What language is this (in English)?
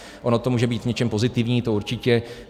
Czech